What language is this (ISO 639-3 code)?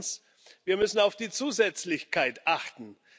deu